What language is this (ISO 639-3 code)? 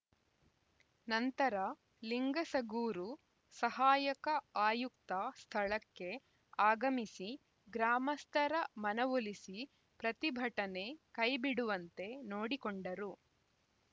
kan